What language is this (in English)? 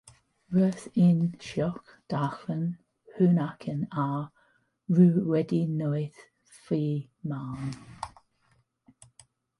Welsh